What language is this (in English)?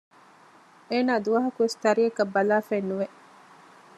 Divehi